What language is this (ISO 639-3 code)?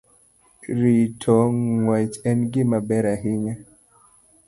luo